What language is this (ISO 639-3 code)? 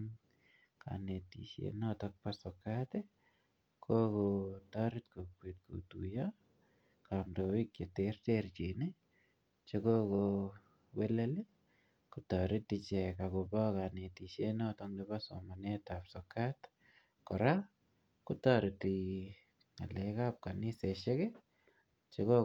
kln